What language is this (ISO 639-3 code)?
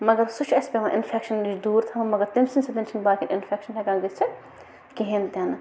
kas